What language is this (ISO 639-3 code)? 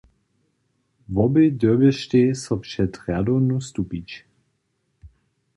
hsb